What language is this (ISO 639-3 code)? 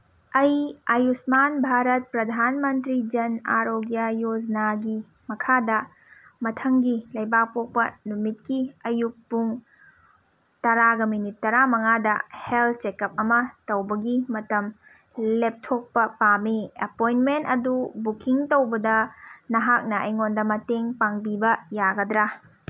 mni